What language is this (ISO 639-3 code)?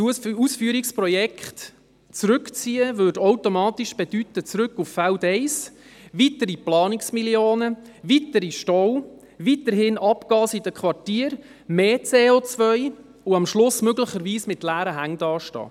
gsw